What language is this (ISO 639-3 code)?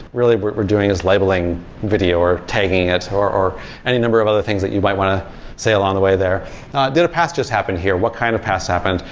eng